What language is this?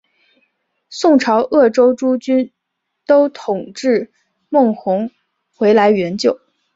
Chinese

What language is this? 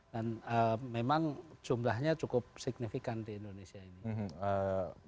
Indonesian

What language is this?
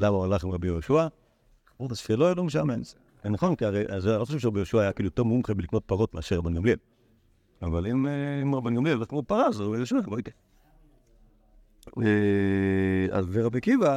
Hebrew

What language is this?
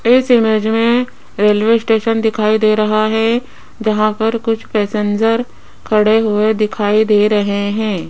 Hindi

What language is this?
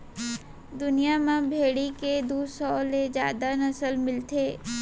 Chhattisgarhi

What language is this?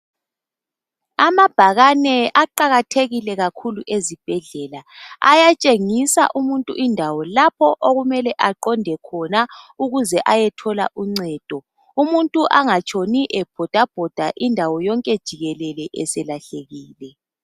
North Ndebele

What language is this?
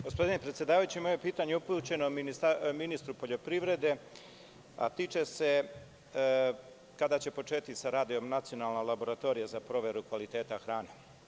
Serbian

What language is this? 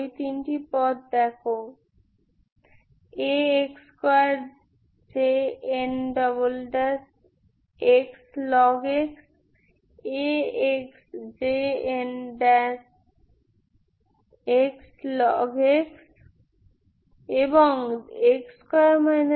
Bangla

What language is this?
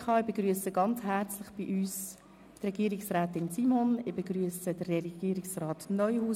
Swiss German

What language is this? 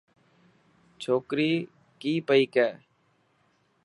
Dhatki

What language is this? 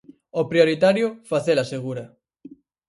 Galician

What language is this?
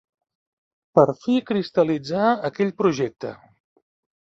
Catalan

